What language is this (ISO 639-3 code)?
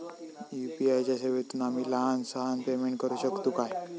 mar